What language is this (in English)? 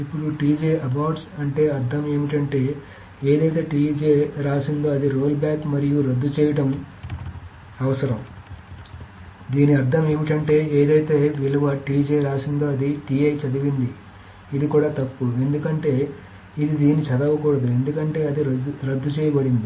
Telugu